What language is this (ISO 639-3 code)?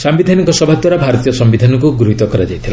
ori